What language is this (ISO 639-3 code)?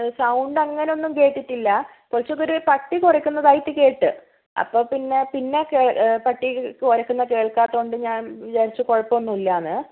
mal